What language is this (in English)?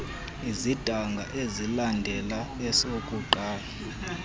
Xhosa